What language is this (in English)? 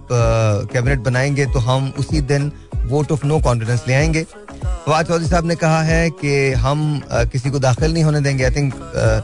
Hindi